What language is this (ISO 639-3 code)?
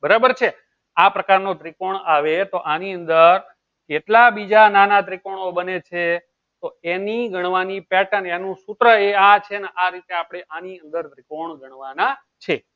guj